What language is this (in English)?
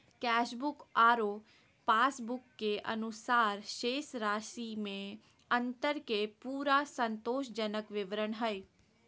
Magahi